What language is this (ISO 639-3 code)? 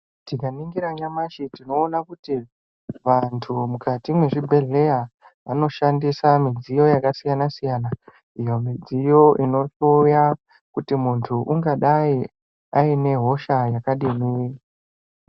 ndc